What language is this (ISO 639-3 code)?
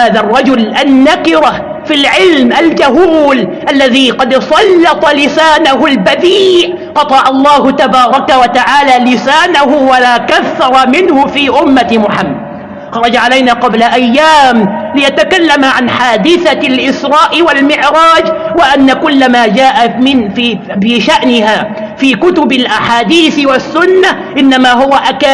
ara